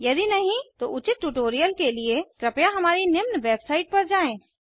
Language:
Hindi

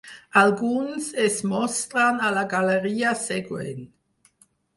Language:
Catalan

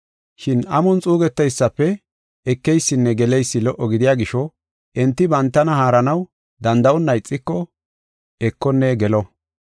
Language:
Gofa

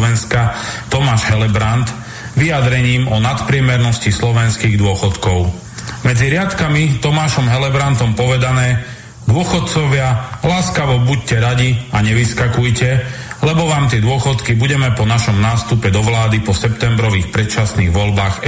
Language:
Slovak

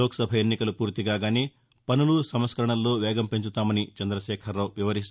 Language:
Telugu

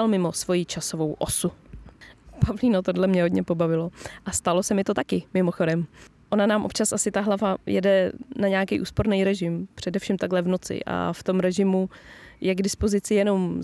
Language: Czech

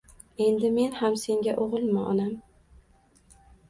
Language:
Uzbek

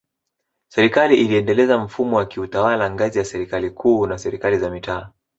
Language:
Swahili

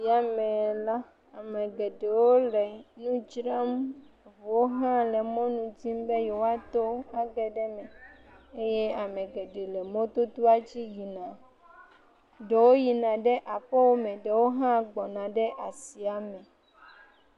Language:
Ewe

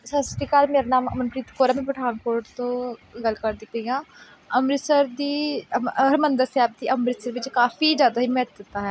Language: Punjabi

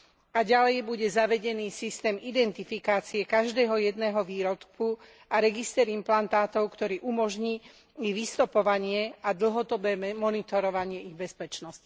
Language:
Slovak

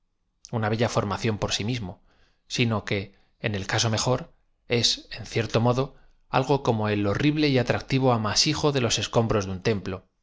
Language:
Spanish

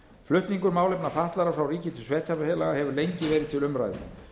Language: Icelandic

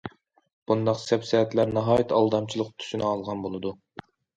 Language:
Uyghur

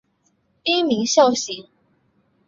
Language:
Chinese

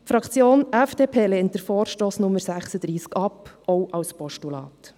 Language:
Swiss German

